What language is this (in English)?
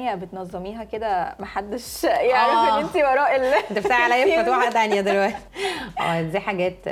Arabic